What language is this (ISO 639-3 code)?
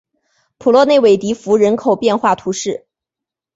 zho